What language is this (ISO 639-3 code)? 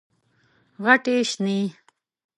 pus